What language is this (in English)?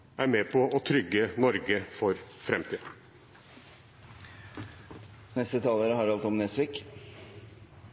Norwegian Bokmål